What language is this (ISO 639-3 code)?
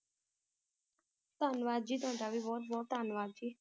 pan